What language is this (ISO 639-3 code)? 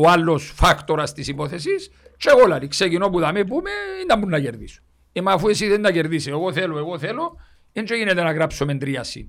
ell